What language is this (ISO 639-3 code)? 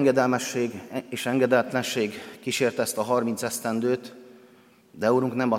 hun